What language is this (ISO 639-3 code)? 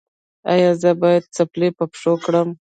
pus